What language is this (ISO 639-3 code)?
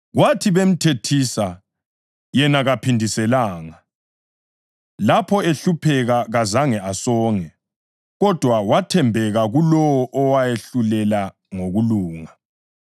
nde